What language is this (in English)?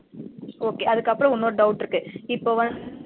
Tamil